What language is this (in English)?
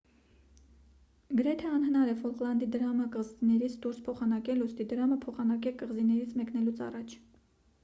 Armenian